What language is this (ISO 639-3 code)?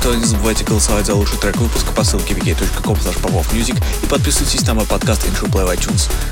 rus